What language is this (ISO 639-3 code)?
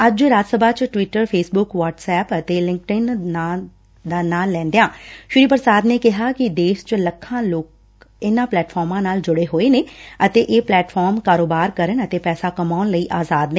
pan